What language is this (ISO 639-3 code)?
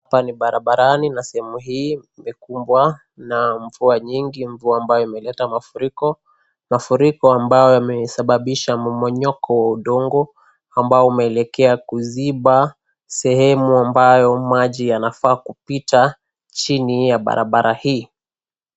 swa